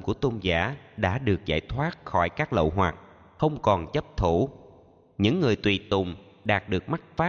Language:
Vietnamese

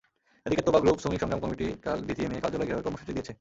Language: Bangla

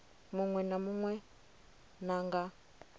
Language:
Venda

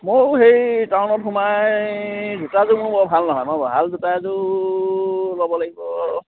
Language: Assamese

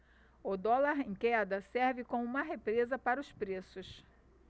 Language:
Portuguese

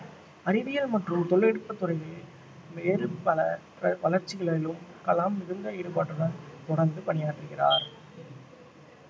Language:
Tamil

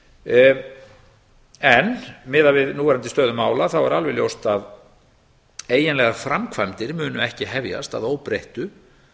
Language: Icelandic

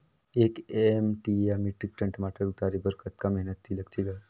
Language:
Chhattisgarhi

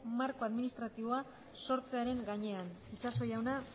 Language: Basque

